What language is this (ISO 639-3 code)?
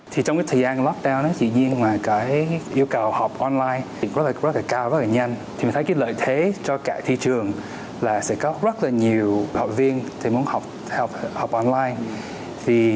vie